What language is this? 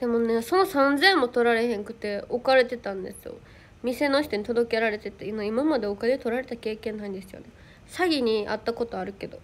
Japanese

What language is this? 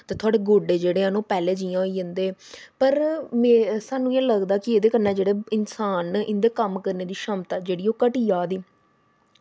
Dogri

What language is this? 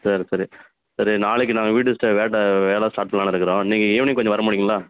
Tamil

